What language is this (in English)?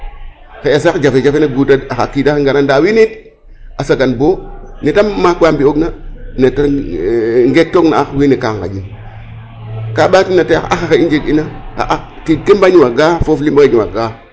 Serer